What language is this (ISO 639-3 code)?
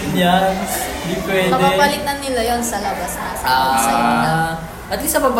fil